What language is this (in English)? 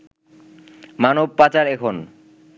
Bangla